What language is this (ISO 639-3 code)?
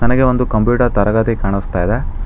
kan